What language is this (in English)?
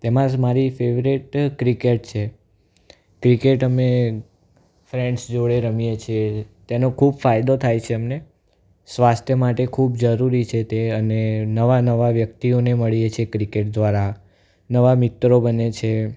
Gujarati